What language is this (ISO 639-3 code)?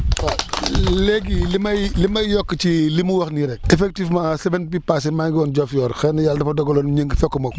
wol